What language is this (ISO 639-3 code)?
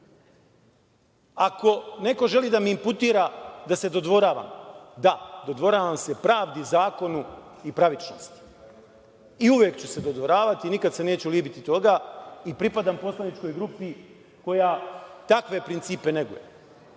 srp